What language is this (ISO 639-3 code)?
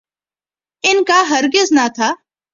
urd